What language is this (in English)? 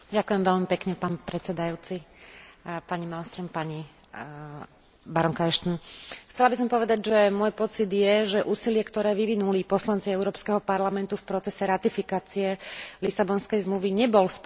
Slovak